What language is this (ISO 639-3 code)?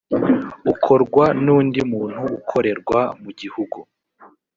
kin